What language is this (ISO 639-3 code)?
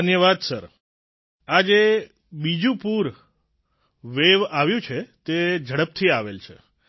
guj